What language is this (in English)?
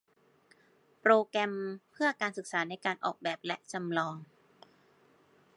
Thai